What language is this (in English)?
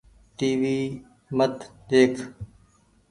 Goaria